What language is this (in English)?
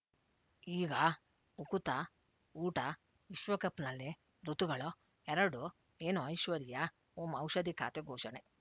Kannada